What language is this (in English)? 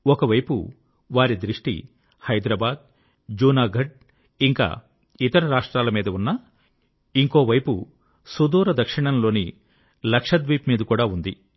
Telugu